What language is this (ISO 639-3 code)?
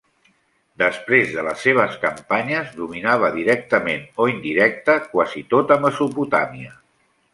cat